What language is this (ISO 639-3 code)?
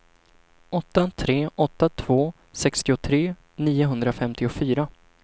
swe